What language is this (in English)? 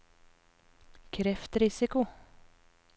Norwegian